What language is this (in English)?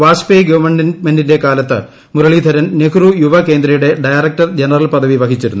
Malayalam